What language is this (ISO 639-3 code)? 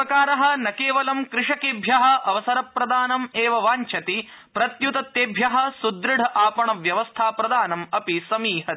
san